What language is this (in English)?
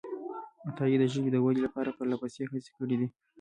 Pashto